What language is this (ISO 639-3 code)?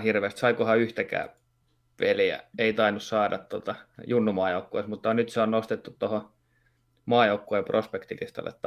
fin